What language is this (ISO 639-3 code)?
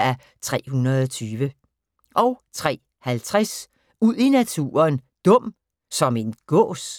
dan